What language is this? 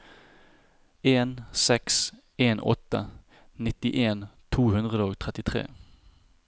Norwegian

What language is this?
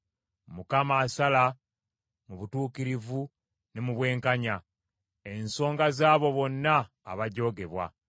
Ganda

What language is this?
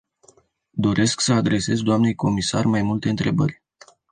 Romanian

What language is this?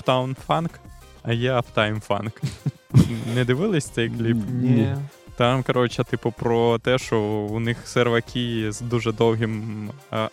Ukrainian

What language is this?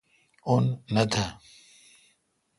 Kalkoti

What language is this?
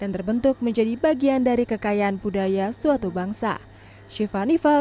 Indonesian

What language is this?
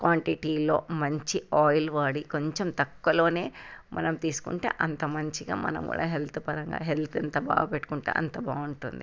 Telugu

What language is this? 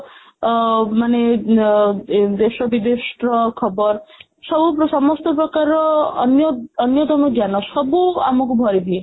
Odia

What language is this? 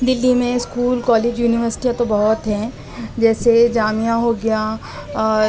Urdu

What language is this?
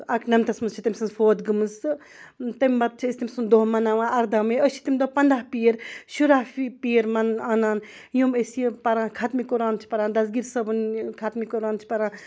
Kashmiri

